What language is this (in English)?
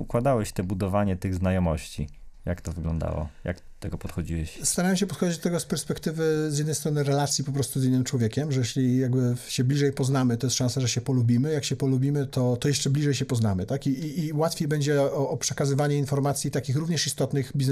Polish